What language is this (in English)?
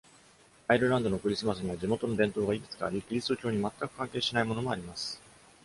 Japanese